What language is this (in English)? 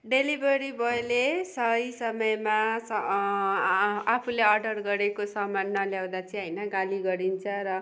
Nepali